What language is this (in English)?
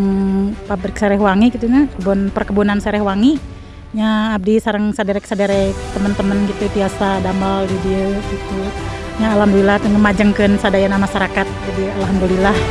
Indonesian